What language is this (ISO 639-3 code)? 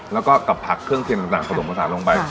tha